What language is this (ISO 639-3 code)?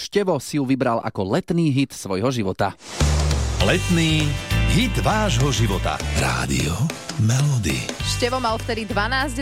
slk